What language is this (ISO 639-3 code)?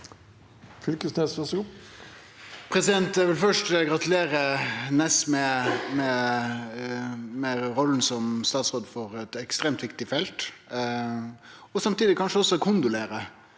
nor